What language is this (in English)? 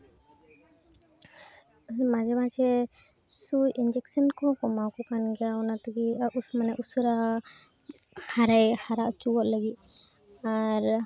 Santali